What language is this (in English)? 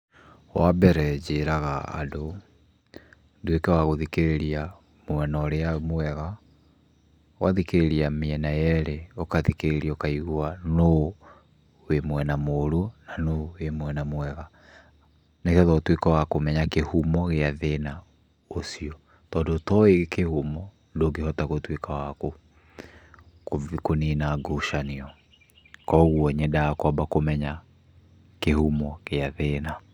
Kikuyu